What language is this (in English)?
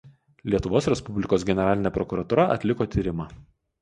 Lithuanian